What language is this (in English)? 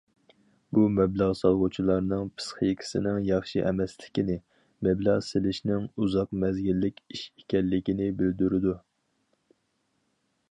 Uyghur